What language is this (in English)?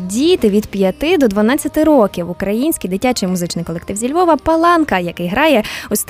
Ukrainian